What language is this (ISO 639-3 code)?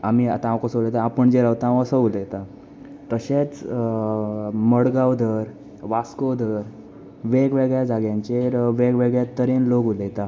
kok